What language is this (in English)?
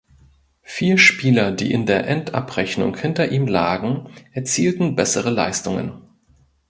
German